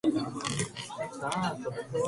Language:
Japanese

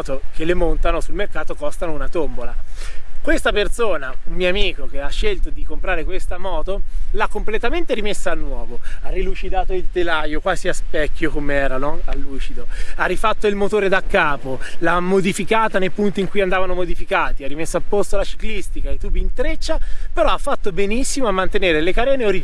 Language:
Italian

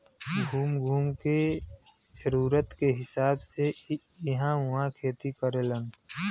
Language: Bhojpuri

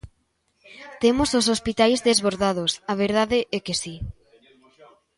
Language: Galician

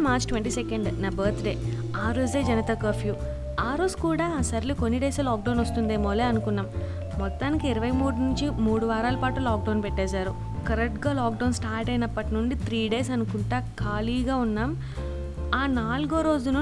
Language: Telugu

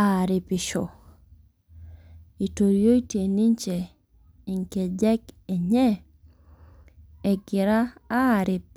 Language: Masai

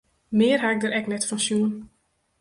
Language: Western Frisian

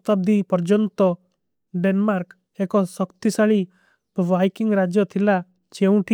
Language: Kui (India)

